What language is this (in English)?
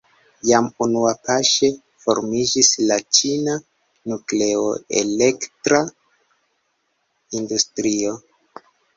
Esperanto